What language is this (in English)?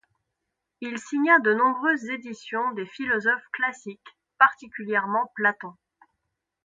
French